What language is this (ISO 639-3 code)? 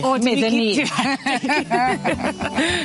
cym